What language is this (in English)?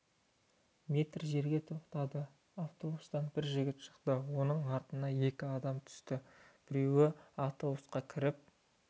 Kazakh